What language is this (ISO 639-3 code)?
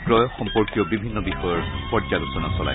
asm